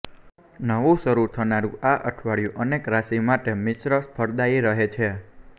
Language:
Gujarati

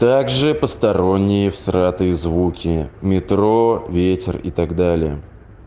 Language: Russian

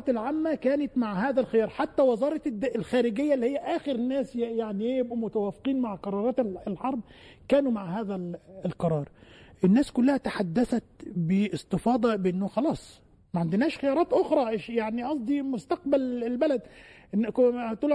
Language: Arabic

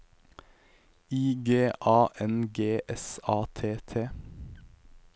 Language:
Norwegian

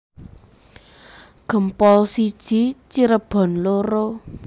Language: Javanese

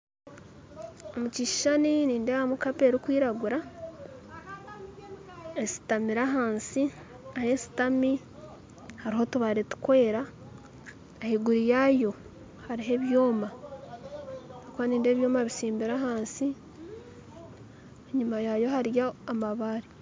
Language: Nyankole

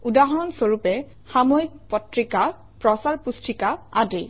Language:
Assamese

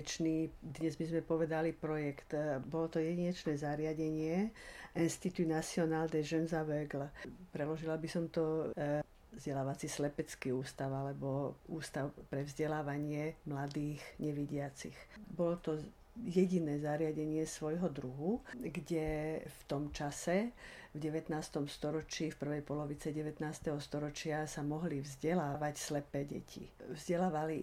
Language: Slovak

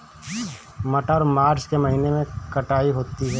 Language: Hindi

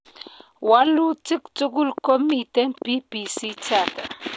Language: Kalenjin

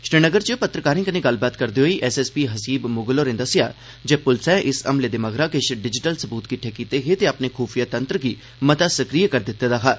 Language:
Dogri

